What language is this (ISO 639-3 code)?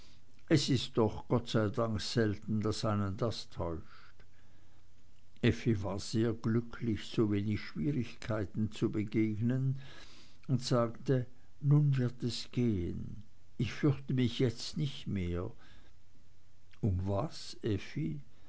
deu